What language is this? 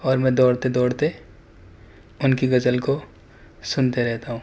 Urdu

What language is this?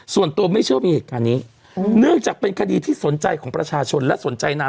Thai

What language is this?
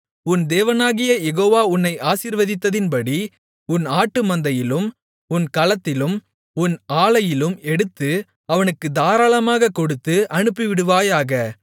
Tamil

